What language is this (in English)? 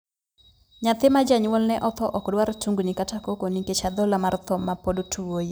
Luo (Kenya and Tanzania)